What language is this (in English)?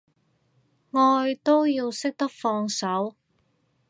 Cantonese